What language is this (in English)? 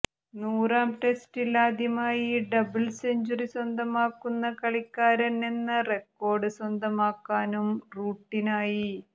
Malayalam